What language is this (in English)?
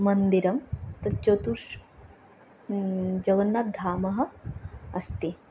Sanskrit